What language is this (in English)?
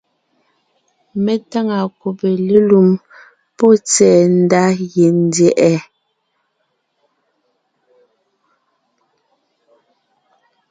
Ngiemboon